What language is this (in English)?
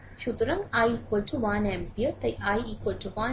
Bangla